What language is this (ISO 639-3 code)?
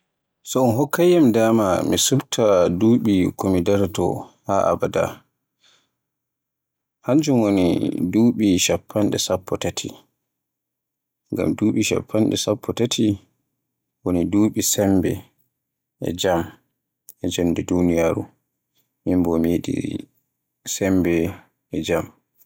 fue